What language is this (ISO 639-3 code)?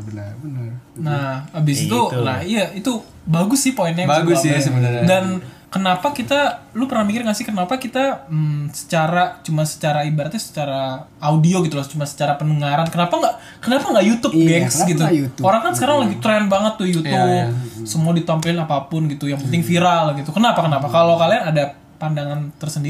ind